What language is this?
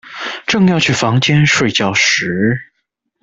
Chinese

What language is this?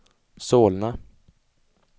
Swedish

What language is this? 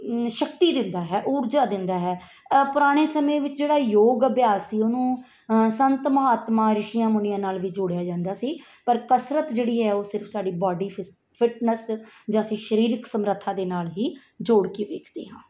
Punjabi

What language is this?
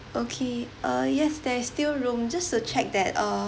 English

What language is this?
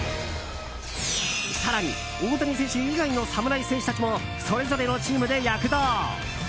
Japanese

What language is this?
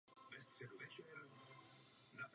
Czech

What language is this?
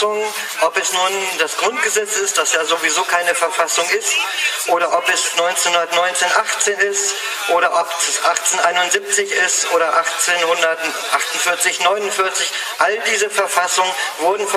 German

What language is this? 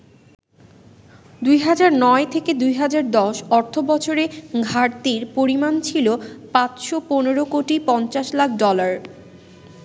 Bangla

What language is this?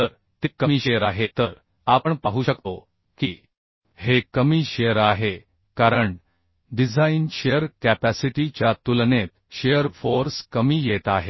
Marathi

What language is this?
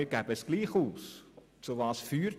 Swiss German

